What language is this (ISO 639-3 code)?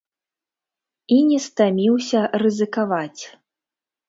bel